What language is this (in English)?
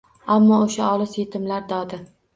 Uzbek